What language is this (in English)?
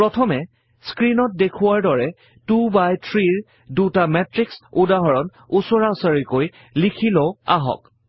Assamese